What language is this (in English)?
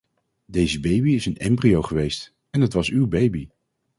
Dutch